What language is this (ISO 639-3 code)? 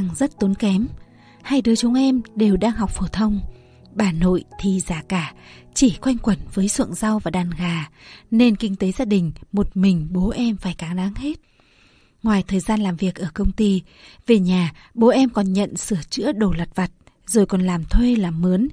vie